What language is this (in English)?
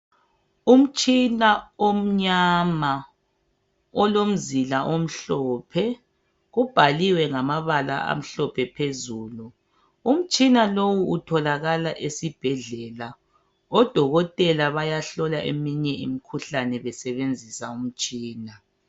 North Ndebele